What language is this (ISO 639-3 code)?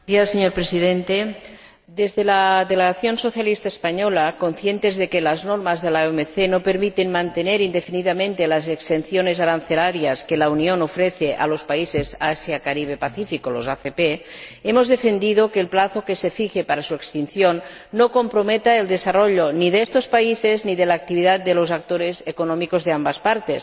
spa